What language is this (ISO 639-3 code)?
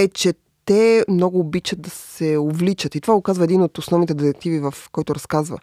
bul